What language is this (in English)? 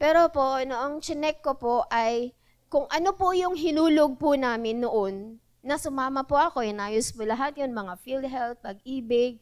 Filipino